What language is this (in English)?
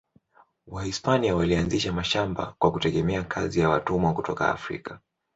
Swahili